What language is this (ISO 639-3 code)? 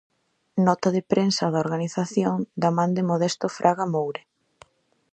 glg